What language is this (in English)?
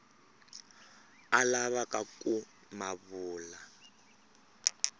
Tsonga